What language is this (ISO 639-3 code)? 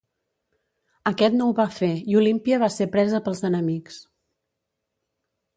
cat